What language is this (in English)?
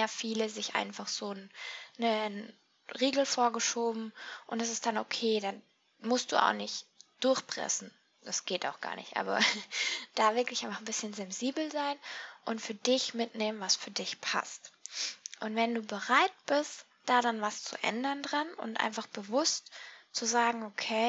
German